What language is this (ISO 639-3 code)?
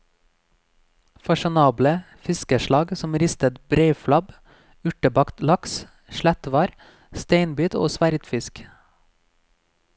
nor